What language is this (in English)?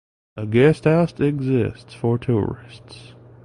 English